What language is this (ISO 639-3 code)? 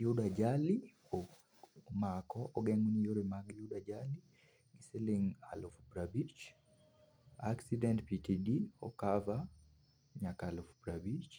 luo